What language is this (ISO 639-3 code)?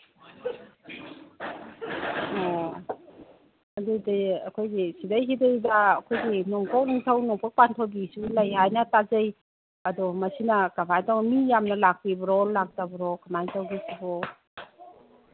mni